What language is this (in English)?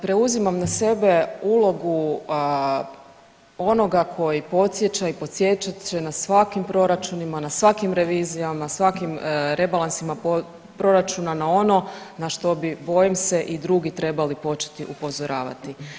Croatian